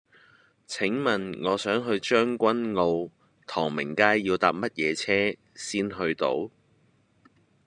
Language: Cantonese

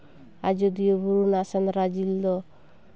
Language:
Santali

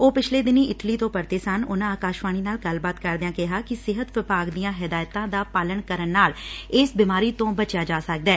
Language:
Punjabi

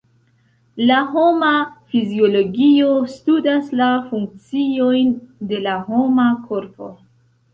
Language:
Esperanto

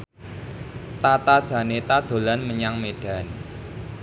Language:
Javanese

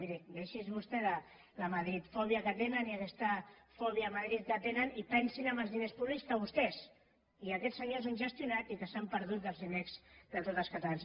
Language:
Catalan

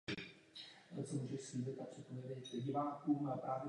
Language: Czech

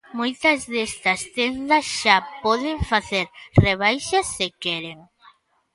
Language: Galician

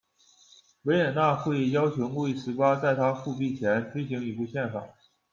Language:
Chinese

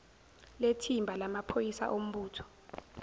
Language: Zulu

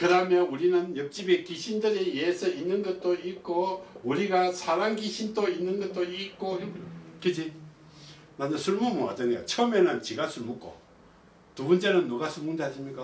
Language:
Korean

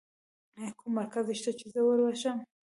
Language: Pashto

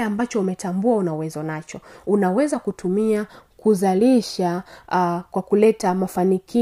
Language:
Swahili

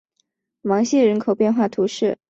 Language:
Chinese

